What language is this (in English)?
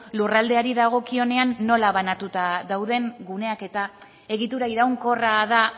Basque